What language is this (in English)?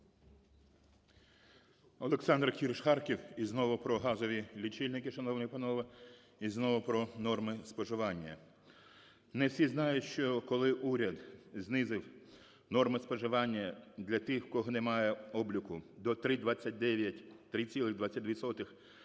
Ukrainian